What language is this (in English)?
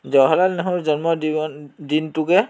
Assamese